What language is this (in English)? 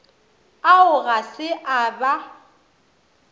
Northern Sotho